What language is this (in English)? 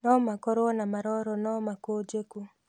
Kikuyu